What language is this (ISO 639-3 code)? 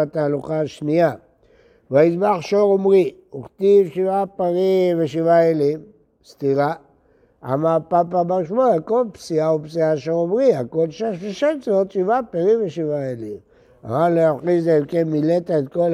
heb